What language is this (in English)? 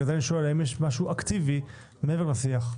Hebrew